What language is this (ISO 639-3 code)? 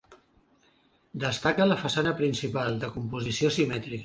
cat